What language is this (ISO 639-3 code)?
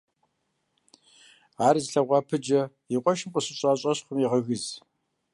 kbd